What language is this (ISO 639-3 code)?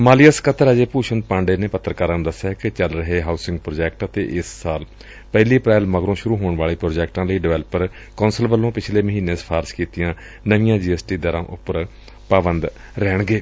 pan